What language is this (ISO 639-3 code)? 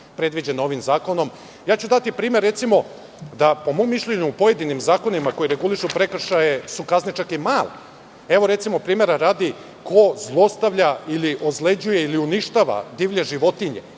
srp